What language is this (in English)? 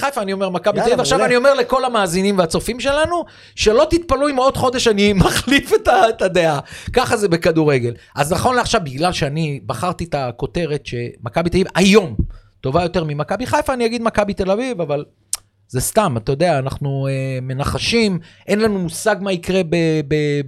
Hebrew